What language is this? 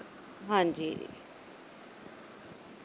Punjabi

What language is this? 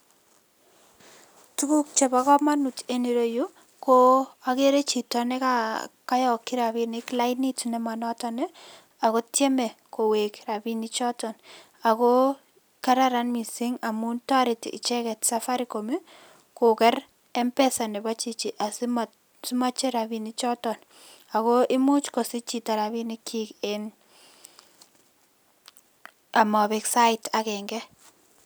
Kalenjin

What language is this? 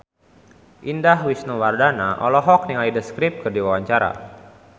Sundanese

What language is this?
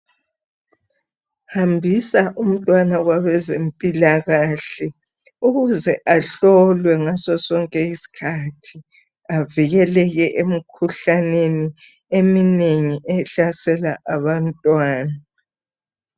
North Ndebele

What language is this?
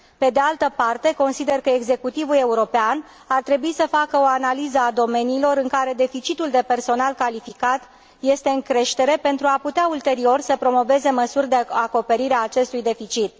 Romanian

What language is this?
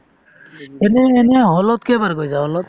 Assamese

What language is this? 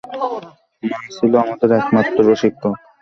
Bangla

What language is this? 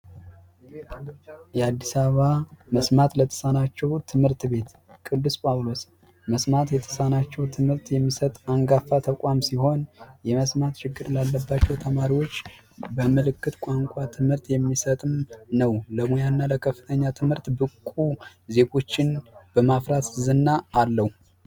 Amharic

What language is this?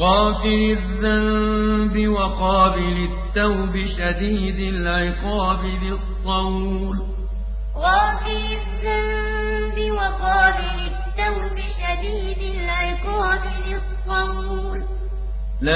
Arabic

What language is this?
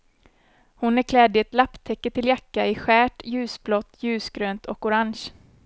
Swedish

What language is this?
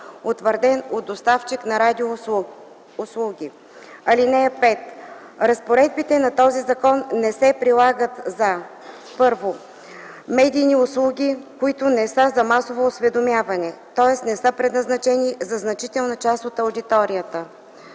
Bulgarian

